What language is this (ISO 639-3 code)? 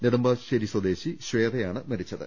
mal